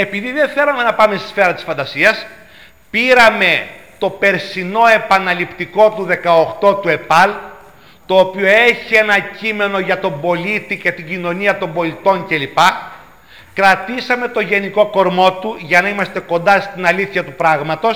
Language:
Greek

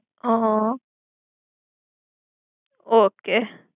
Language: Gujarati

